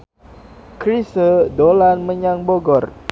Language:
Javanese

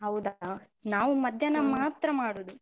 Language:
Kannada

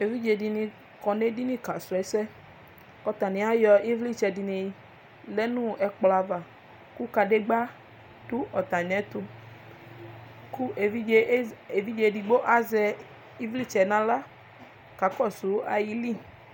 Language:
Ikposo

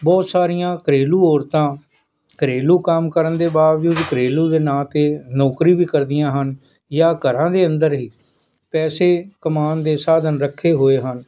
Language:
Punjabi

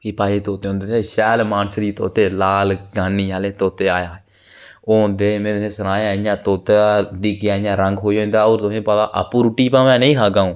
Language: Dogri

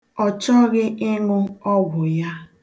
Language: Igbo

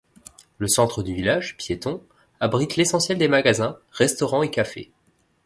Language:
French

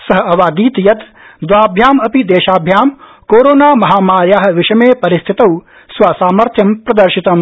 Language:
Sanskrit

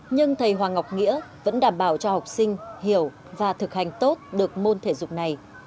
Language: Vietnamese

